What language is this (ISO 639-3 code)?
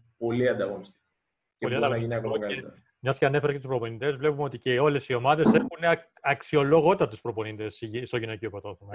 ell